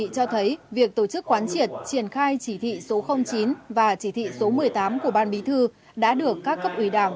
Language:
Vietnamese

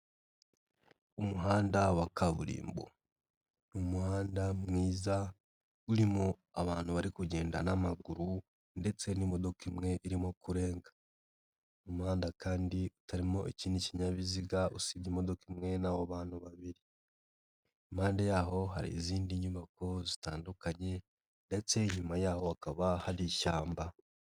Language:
Kinyarwanda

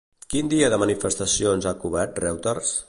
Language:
Catalan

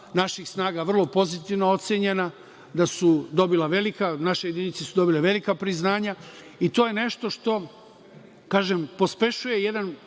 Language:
Serbian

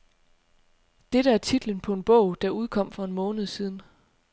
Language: Danish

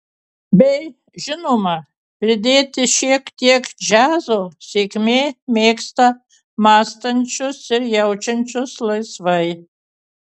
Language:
Lithuanian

